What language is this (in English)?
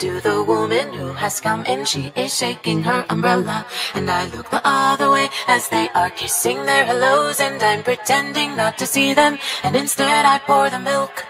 English